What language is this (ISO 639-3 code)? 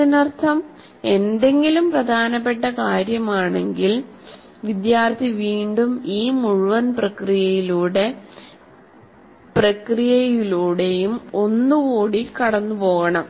mal